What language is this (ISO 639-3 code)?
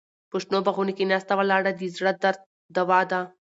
pus